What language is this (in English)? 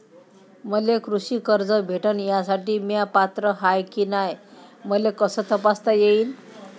Marathi